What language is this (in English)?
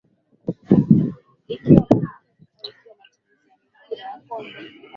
Swahili